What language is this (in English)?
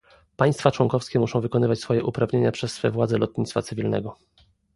Polish